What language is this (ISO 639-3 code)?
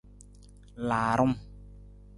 nmz